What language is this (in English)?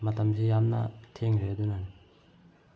Manipuri